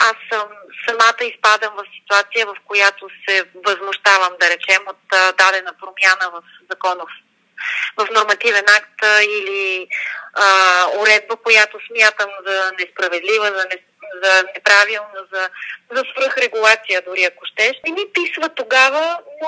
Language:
Bulgarian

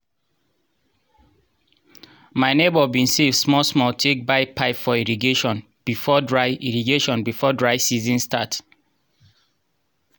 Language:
Nigerian Pidgin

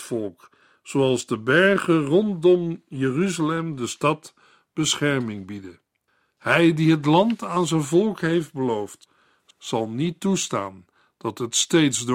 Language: Dutch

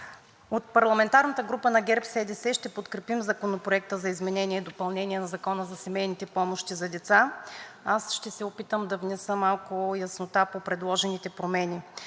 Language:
Bulgarian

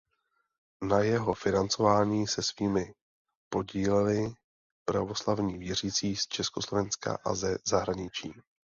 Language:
Czech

